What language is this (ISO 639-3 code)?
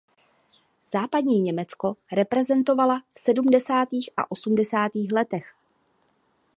ces